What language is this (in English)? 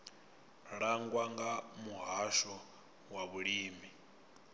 Venda